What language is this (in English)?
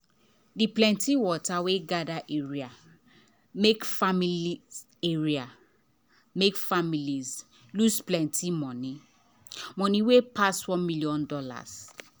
Nigerian Pidgin